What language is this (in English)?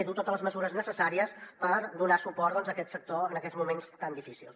Catalan